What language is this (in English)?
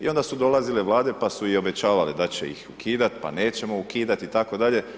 Croatian